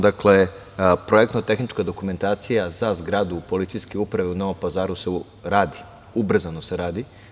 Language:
Serbian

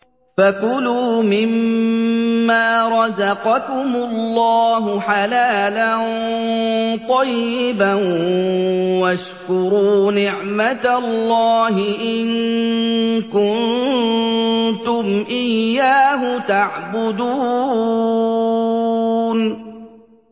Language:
Arabic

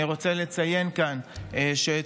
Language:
Hebrew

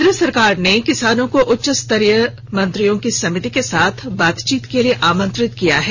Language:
Hindi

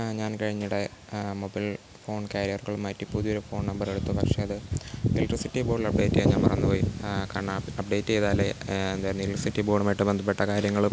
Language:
Malayalam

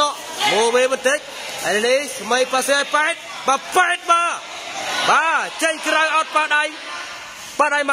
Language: Thai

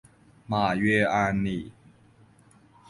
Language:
Chinese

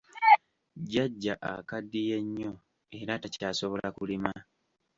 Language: Ganda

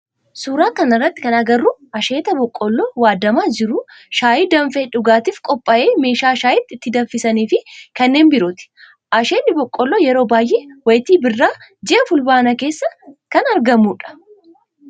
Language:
Oromo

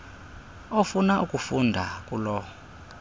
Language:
Xhosa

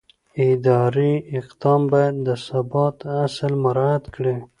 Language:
Pashto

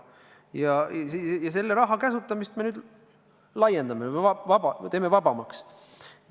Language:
Estonian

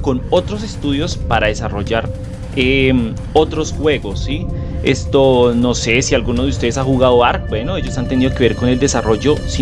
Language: Spanish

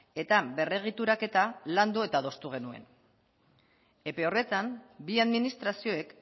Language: Basque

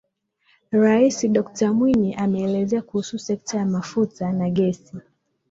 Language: Swahili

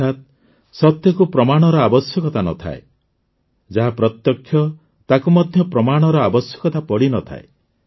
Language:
Odia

